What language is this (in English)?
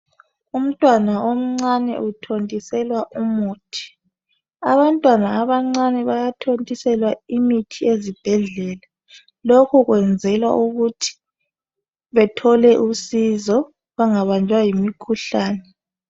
North Ndebele